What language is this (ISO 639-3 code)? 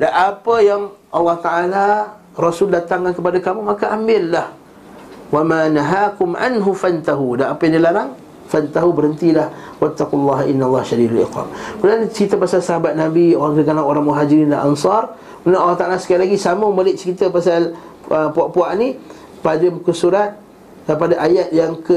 msa